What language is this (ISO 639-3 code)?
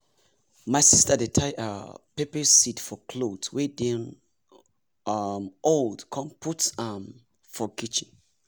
pcm